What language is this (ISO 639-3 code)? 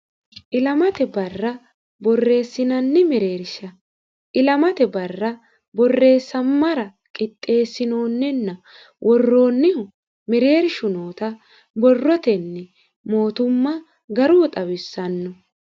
sid